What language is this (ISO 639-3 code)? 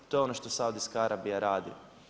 hrv